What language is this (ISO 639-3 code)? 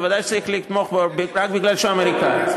heb